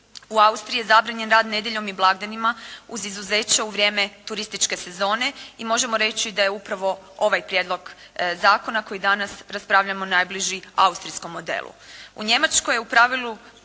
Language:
Croatian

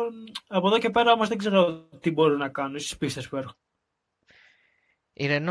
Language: Greek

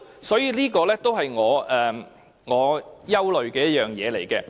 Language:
Cantonese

